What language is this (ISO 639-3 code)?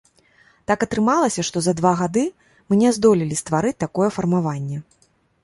bel